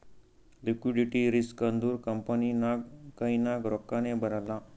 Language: Kannada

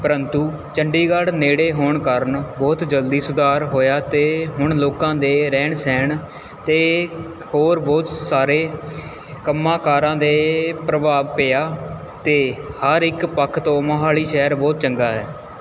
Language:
Punjabi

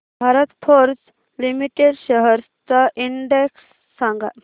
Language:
Marathi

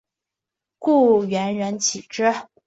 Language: Chinese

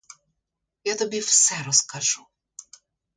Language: Ukrainian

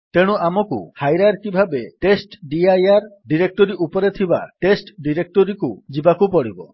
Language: Odia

